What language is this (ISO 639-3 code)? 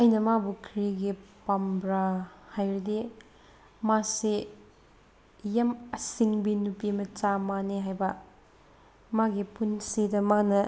mni